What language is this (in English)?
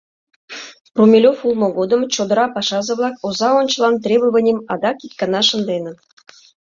Mari